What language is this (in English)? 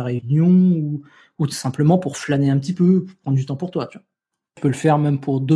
French